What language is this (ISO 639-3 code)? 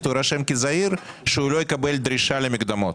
heb